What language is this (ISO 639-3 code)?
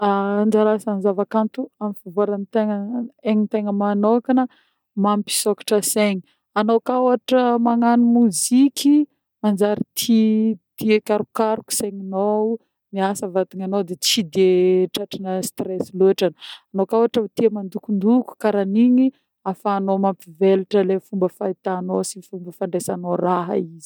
bmm